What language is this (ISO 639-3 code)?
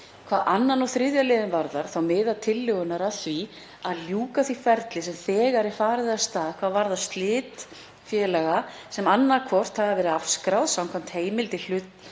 isl